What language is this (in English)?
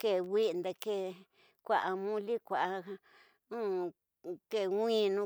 Tidaá Mixtec